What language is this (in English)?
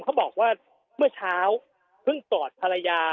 Thai